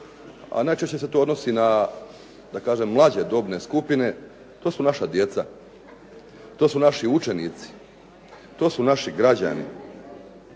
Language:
Croatian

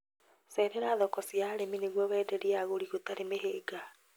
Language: Kikuyu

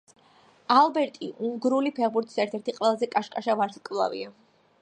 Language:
Georgian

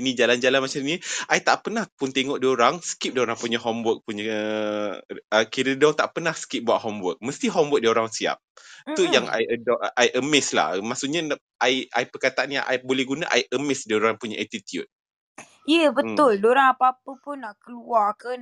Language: Malay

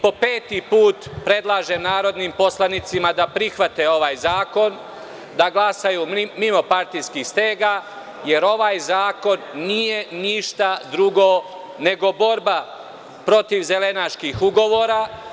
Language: Serbian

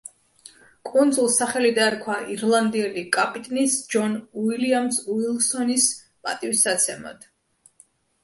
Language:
Georgian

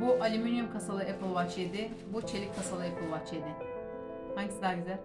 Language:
Turkish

